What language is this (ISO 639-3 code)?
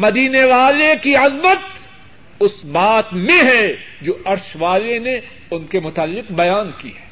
urd